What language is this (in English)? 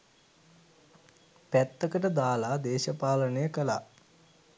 Sinhala